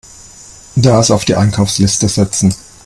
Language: German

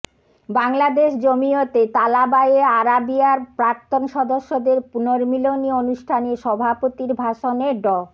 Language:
Bangla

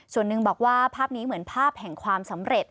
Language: Thai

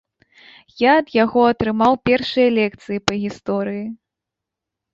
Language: Belarusian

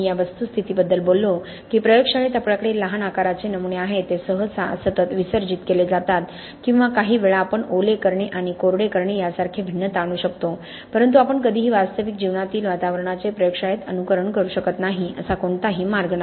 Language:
Marathi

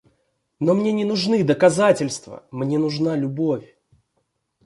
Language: Russian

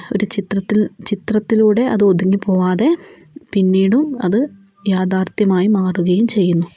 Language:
Malayalam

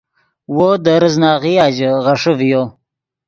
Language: Yidgha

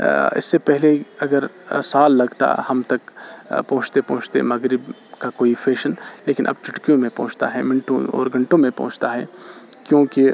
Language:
Urdu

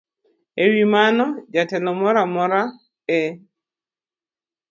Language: Luo (Kenya and Tanzania)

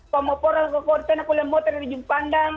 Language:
Indonesian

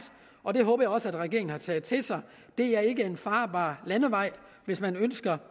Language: Danish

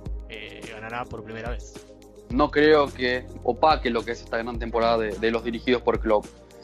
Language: Spanish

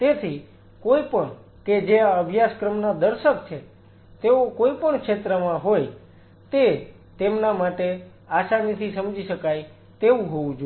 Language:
Gujarati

